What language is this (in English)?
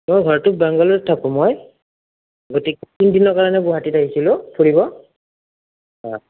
Assamese